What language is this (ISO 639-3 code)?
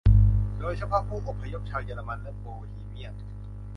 tha